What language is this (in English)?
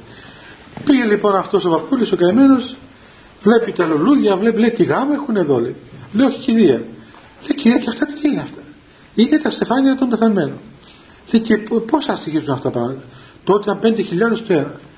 Greek